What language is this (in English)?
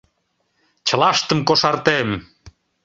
Mari